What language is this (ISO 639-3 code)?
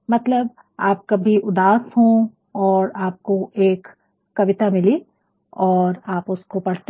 hin